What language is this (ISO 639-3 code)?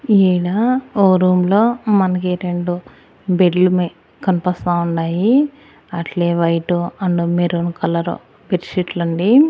tel